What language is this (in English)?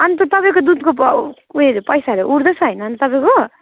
Nepali